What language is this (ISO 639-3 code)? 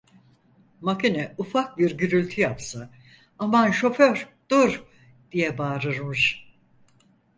tur